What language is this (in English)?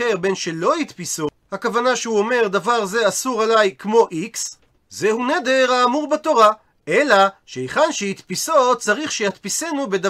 Hebrew